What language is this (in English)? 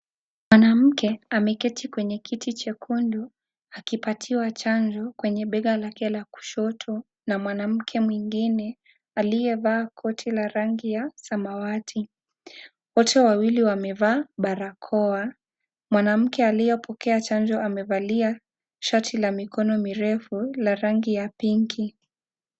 Swahili